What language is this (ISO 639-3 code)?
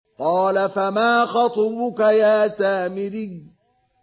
ara